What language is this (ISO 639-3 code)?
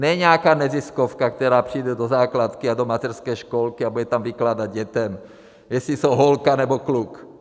ces